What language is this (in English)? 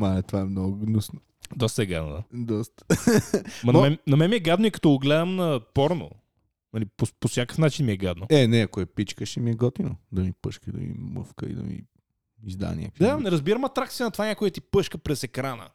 Bulgarian